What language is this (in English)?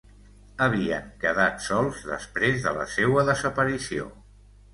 Catalan